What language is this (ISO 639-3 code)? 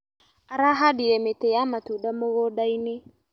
kik